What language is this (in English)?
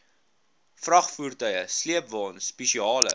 Afrikaans